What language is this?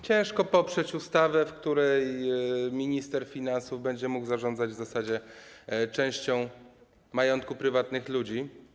Polish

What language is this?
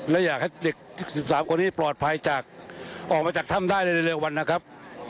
Thai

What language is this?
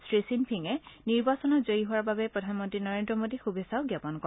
Assamese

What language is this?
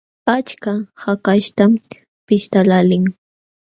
Jauja Wanca Quechua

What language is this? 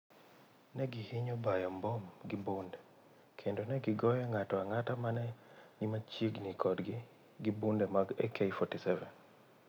Luo (Kenya and Tanzania)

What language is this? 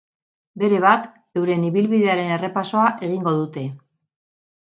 Basque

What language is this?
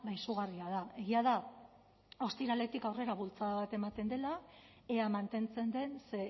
Basque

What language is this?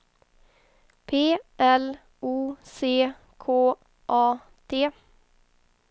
Swedish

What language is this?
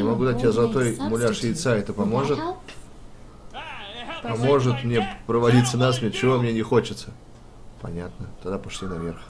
Russian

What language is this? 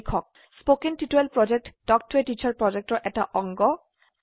Assamese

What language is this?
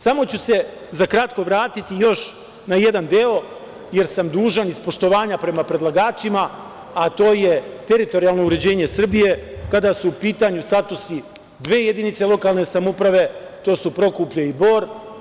Serbian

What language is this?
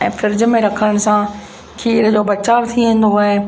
Sindhi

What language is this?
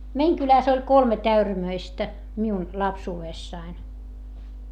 Finnish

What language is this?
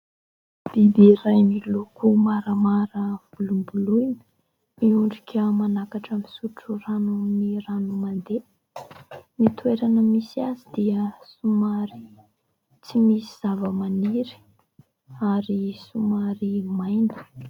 Malagasy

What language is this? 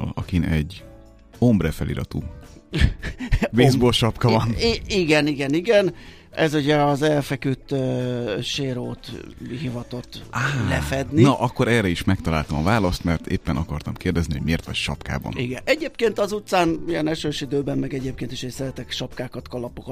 Hungarian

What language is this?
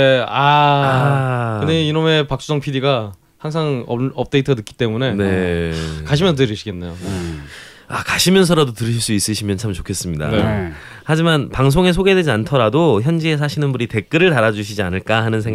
Korean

